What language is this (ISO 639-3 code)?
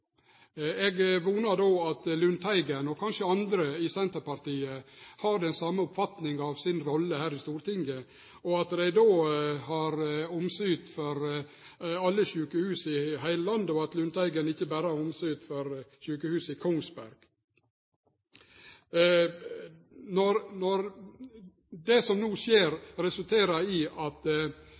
nno